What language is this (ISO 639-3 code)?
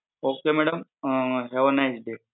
guj